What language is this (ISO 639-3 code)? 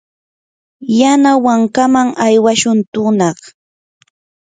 qur